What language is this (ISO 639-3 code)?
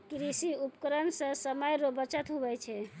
mai